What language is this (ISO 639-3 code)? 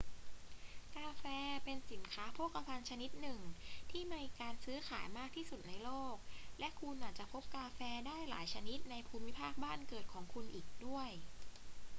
tha